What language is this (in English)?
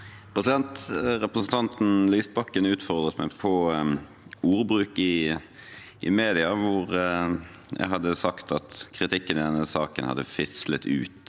Norwegian